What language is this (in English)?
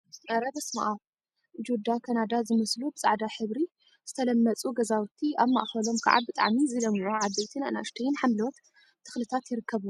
Tigrinya